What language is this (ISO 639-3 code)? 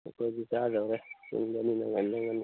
mni